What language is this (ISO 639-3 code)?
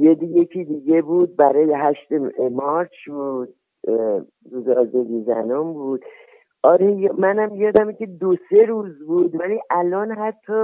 fas